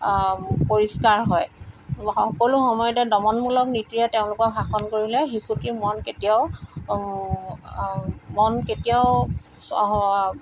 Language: Assamese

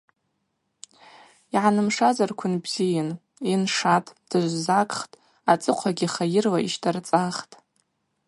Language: Abaza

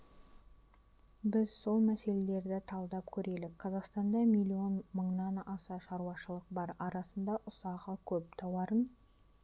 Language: Kazakh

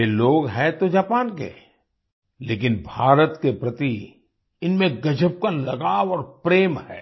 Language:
Hindi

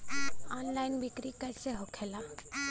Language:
Bhojpuri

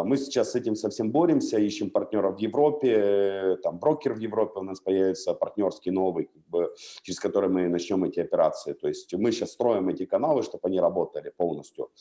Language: Russian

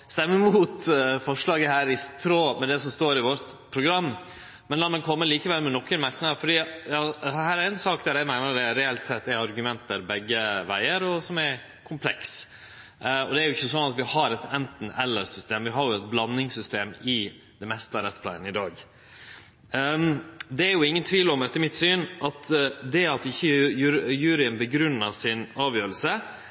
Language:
Norwegian Nynorsk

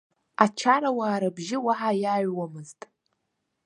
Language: Abkhazian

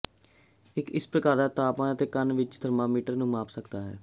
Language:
Punjabi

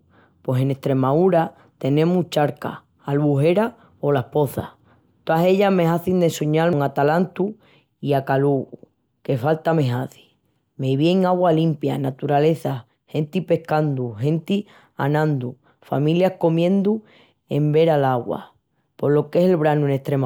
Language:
Extremaduran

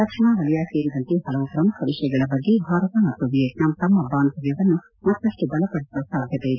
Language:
Kannada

